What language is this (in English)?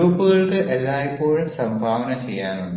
Malayalam